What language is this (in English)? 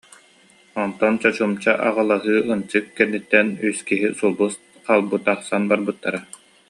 Yakut